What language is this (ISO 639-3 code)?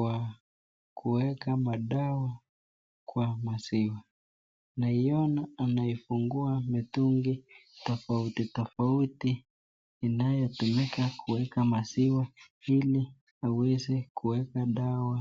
swa